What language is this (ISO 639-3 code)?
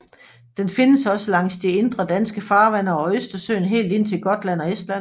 dan